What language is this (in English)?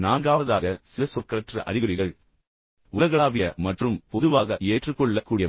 Tamil